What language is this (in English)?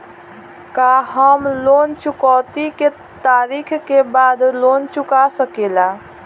Bhojpuri